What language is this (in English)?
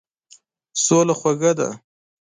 Pashto